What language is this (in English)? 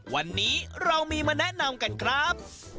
Thai